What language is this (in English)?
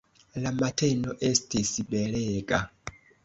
Esperanto